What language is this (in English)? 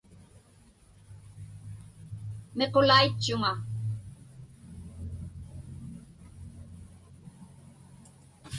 Inupiaq